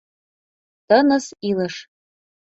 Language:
Mari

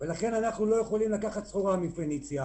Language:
Hebrew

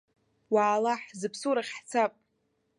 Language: Abkhazian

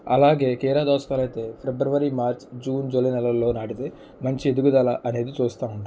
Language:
Telugu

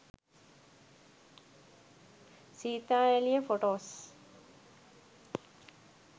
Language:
Sinhala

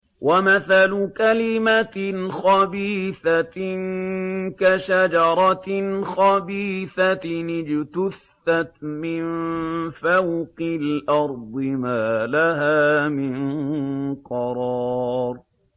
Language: Arabic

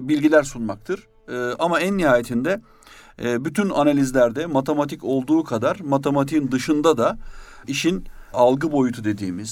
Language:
Turkish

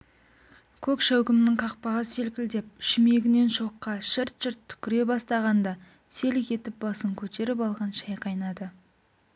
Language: Kazakh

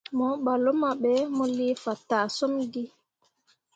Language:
Mundang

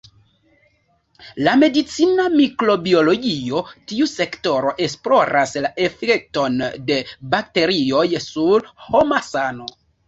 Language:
Esperanto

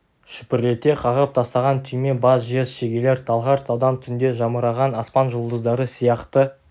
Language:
Kazakh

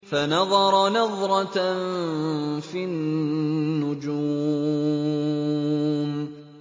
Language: Arabic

